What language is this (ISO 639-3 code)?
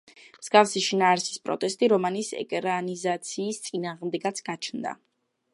kat